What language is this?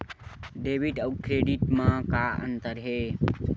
Chhattisgarhi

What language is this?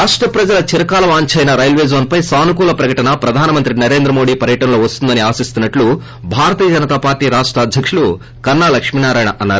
Telugu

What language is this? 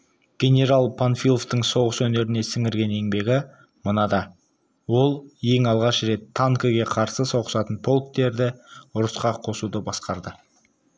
Kazakh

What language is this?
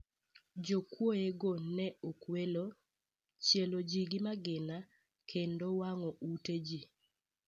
Luo (Kenya and Tanzania)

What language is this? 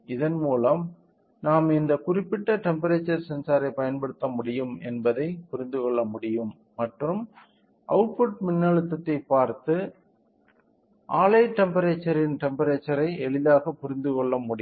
Tamil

